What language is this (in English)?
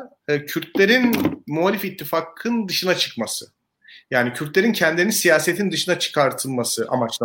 Turkish